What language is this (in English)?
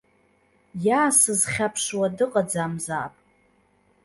Abkhazian